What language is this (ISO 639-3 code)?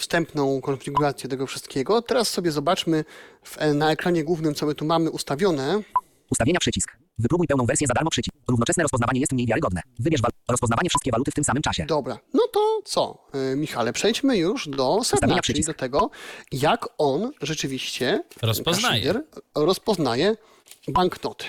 pol